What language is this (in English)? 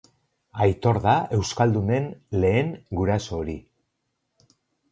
Basque